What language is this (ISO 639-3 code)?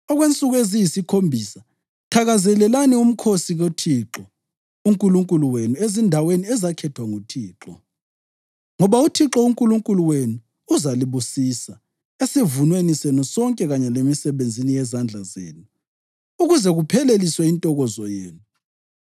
nde